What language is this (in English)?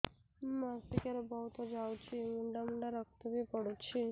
Odia